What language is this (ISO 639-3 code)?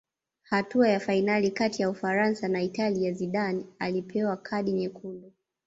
swa